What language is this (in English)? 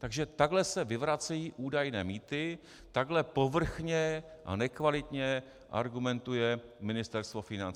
Czech